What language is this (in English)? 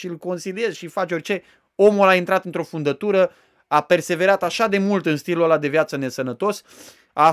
Romanian